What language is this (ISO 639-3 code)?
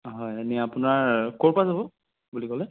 asm